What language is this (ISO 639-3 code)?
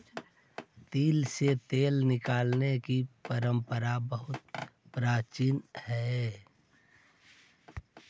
mag